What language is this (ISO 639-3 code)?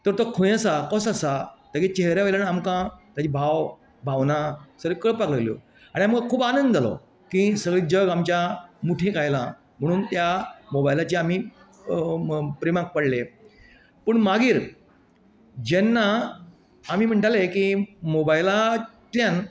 kok